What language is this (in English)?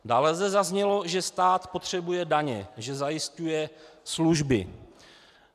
Czech